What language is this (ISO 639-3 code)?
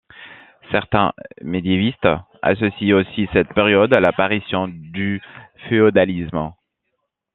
fra